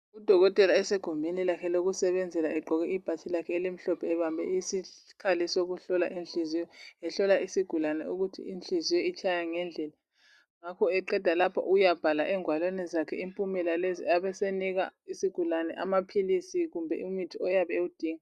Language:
North Ndebele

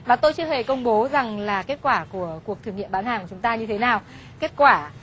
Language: Vietnamese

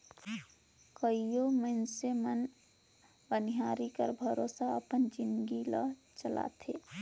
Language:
Chhattisgarhi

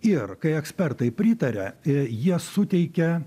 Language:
Lithuanian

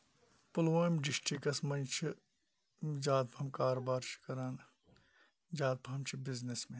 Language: Kashmiri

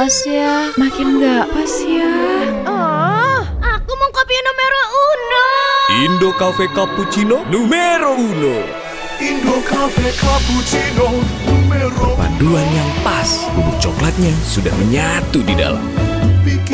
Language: Indonesian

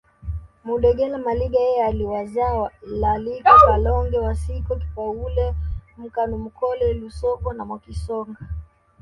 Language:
Swahili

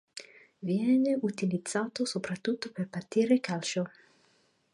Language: Italian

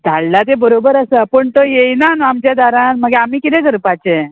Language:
Konkani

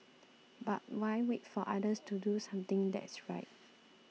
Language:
English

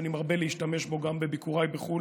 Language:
Hebrew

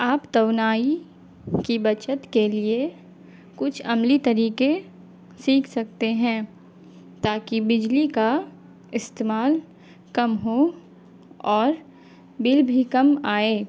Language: Urdu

